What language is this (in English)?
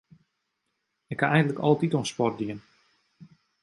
Western Frisian